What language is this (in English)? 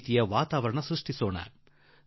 Kannada